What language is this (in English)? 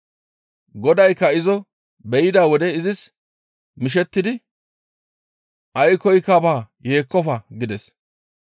Gamo